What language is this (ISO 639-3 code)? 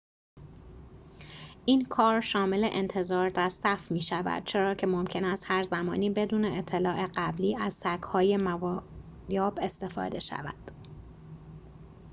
fas